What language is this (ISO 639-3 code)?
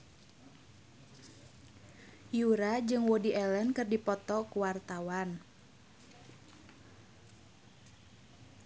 sun